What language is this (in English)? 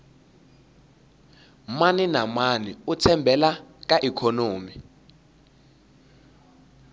Tsonga